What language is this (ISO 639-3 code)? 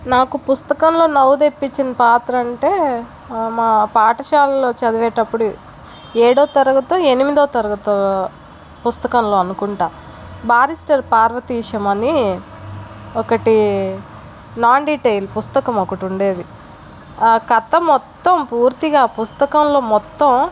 tel